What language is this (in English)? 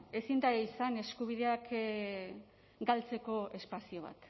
Basque